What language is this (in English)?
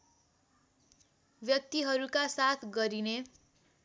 Nepali